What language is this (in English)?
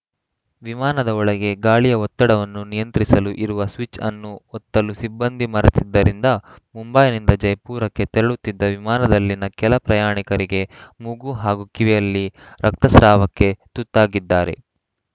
Kannada